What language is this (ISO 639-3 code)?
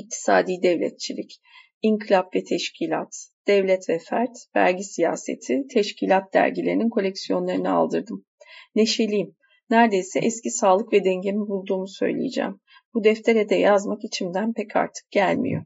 tur